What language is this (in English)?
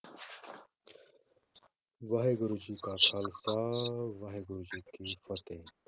Punjabi